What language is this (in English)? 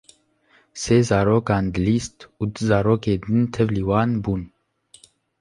Kurdish